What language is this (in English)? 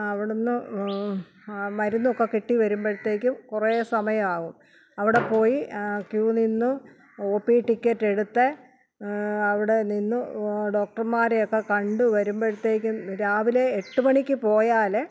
Malayalam